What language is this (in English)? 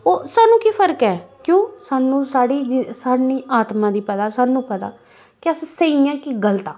Dogri